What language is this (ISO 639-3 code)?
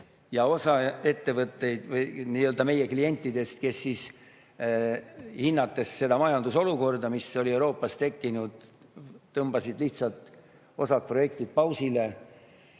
est